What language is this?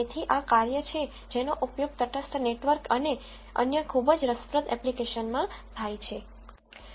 Gujarati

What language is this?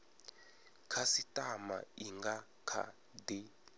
Venda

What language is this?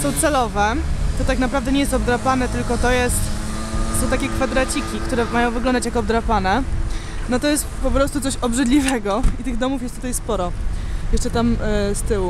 Polish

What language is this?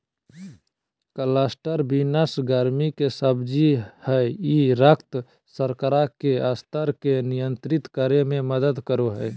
Magahi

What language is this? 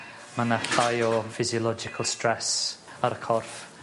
Welsh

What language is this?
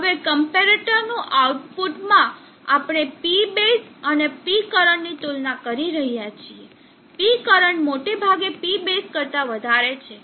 Gujarati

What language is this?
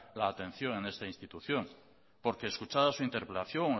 Spanish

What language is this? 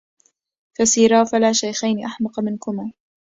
Arabic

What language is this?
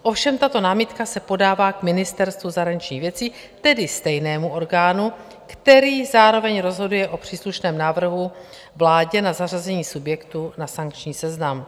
Czech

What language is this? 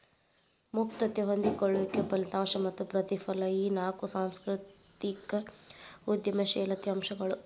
Kannada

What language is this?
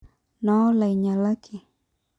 Masai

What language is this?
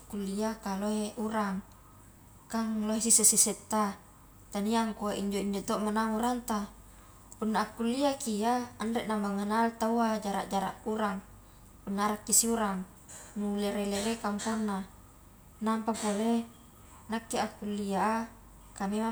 Highland Konjo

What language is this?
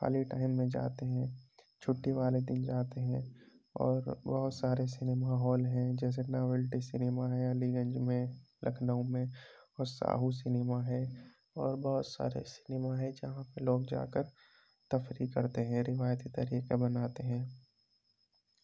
Urdu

